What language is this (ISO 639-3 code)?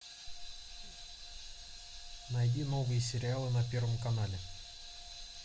rus